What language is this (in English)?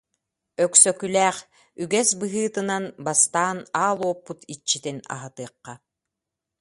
Yakut